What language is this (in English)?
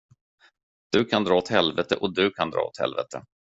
Swedish